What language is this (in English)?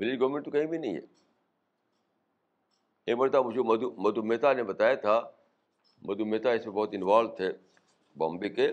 Urdu